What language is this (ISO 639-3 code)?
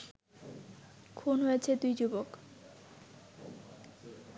ben